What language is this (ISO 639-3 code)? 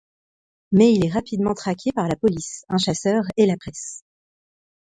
fra